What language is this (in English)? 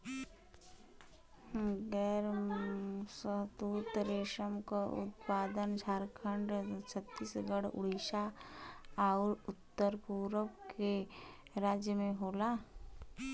Bhojpuri